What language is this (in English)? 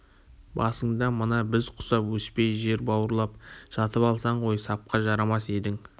Kazakh